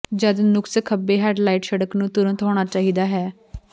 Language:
Punjabi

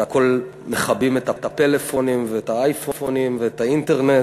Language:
Hebrew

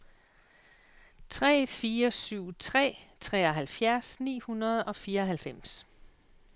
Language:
Danish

